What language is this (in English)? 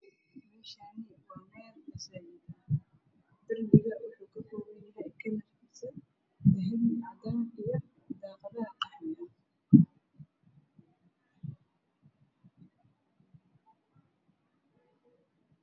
Somali